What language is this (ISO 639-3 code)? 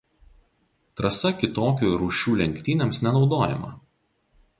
lit